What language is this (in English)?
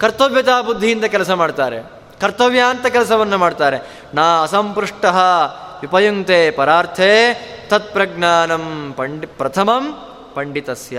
Kannada